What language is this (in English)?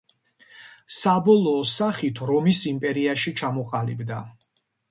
Georgian